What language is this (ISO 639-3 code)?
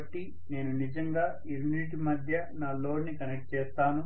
tel